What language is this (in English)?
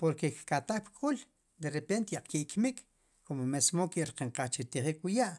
Sipacapense